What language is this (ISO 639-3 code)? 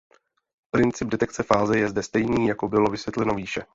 ces